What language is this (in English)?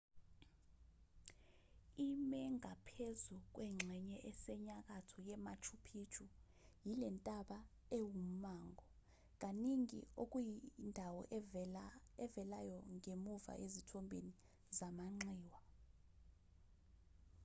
Zulu